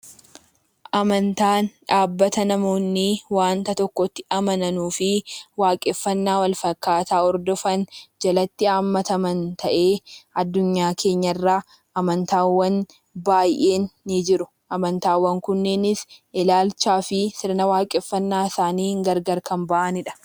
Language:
Oromo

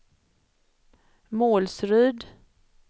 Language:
Swedish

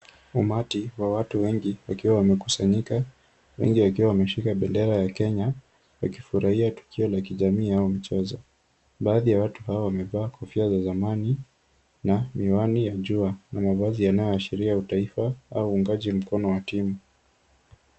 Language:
Swahili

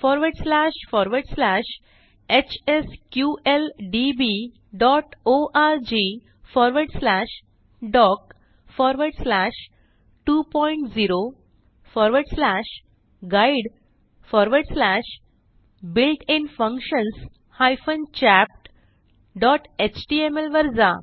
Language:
Marathi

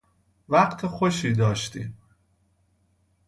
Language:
Persian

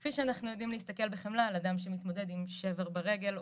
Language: Hebrew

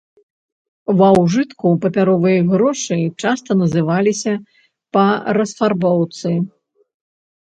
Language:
Belarusian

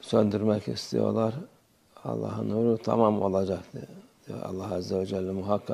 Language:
Turkish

